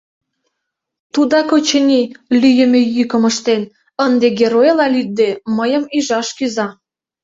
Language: Mari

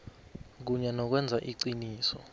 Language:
South Ndebele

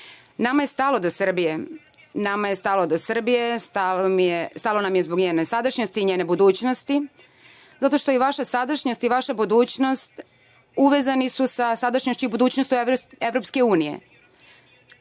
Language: Serbian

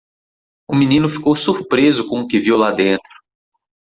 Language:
Portuguese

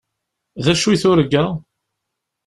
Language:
Kabyle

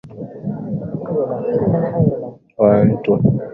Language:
Swahili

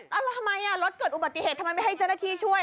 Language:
Thai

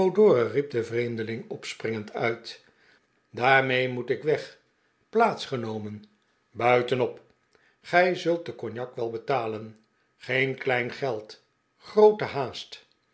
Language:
Dutch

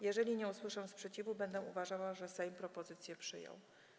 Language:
Polish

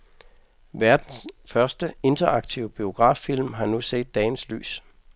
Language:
Danish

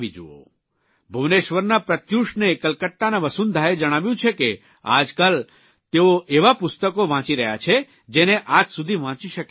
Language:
Gujarati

